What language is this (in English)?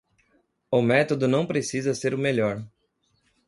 Portuguese